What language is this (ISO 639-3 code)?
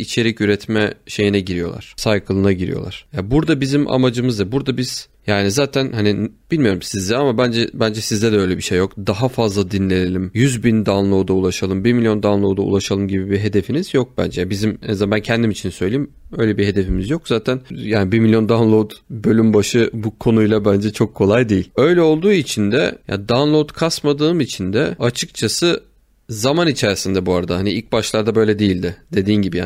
tur